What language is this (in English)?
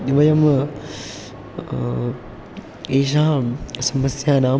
Sanskrit